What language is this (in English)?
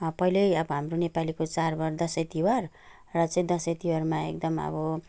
Nepali